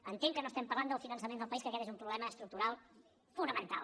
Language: Catalan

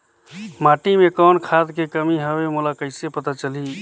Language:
Chhattisgarhi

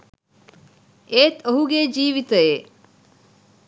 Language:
Sinhala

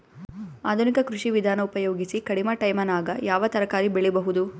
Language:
Kannada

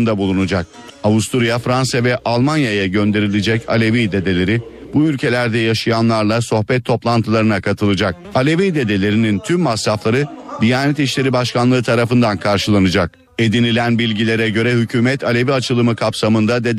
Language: Turkish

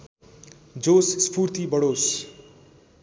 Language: Nepali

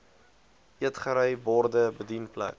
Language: Afrikaans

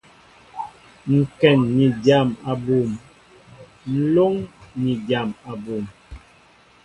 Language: Mbo (Cameroon)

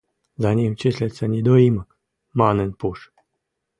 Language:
Western Mari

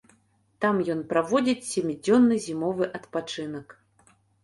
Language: Belarusian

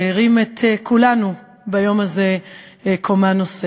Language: Hebrew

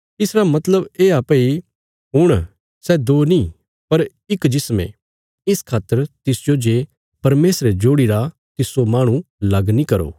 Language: Bilaspuri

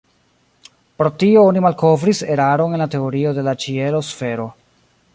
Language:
Esperanto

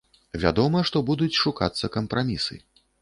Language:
Belarusian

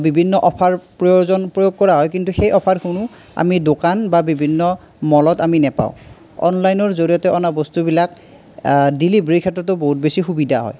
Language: Assamese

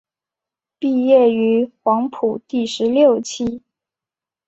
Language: Chinese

